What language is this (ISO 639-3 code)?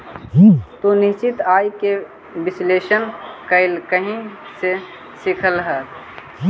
mag